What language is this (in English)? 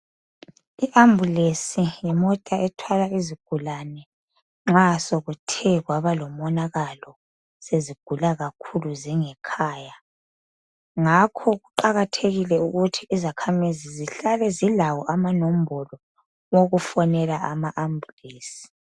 North Ndebele